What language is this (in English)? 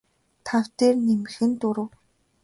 Mongolian